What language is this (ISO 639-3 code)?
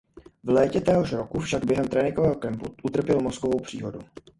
ces